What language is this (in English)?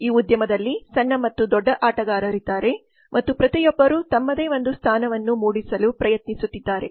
Kannada